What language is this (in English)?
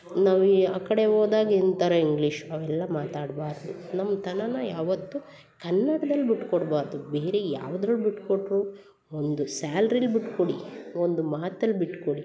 Kannada